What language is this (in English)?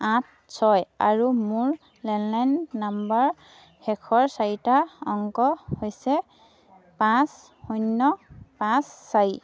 Assamese